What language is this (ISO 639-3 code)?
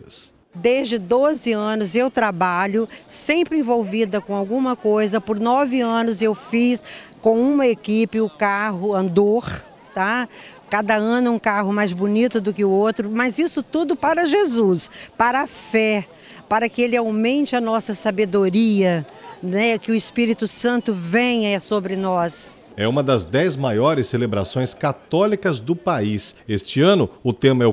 por